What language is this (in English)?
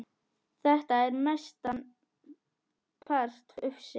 Icelandic